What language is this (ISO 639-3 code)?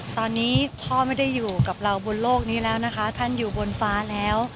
tha